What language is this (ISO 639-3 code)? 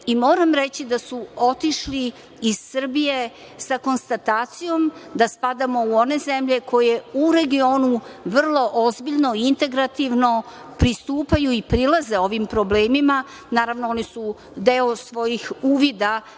srp